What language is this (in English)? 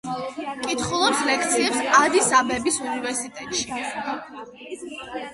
Georgian